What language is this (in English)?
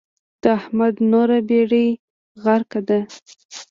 Pashto